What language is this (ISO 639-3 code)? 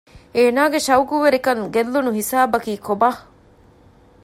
div